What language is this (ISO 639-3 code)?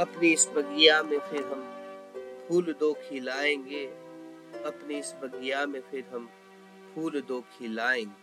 hin